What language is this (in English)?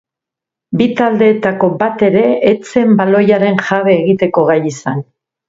Basque